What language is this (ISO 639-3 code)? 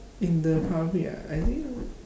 eng